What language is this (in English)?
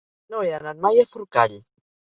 Catalan